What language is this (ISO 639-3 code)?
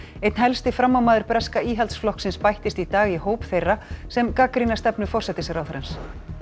isl